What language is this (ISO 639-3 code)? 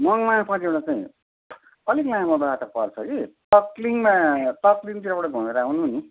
nep